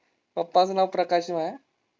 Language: Marathi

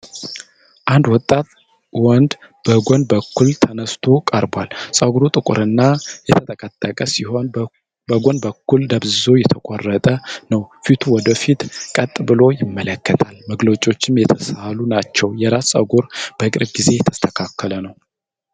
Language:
Amharic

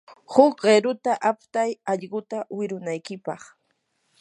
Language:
Yanahuanca Pasco Quechua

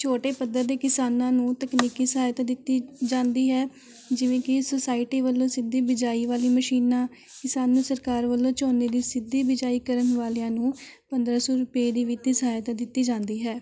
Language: Punjabi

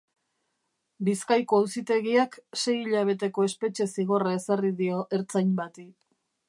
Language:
Basque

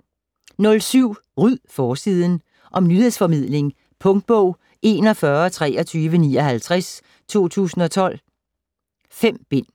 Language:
Danish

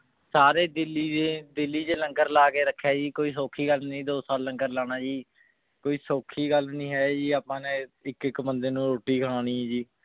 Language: Punjabi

